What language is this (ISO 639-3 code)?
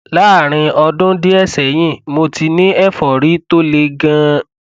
yor